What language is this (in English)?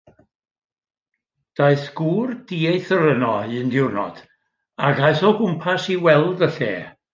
Welsh